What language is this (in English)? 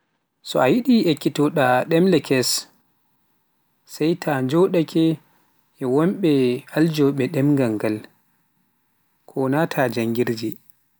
Pular